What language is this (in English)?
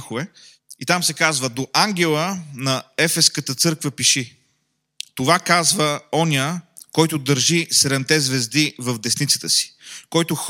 Bulgarian